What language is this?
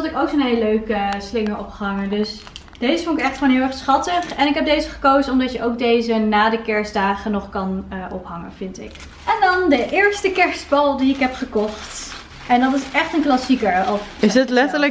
Dutch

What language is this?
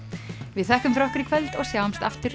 Icelandic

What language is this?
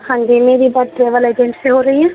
Urdu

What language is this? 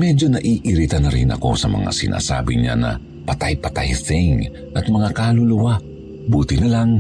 Filipino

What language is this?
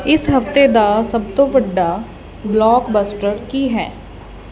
Punjabi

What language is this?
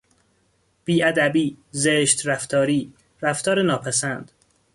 Persian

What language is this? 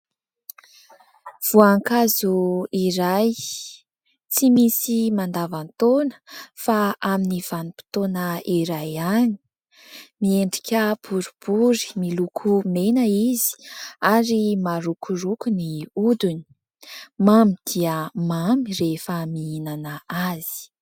Malagasy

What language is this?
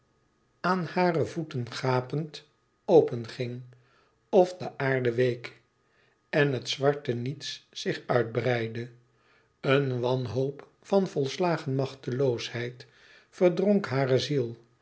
Dutch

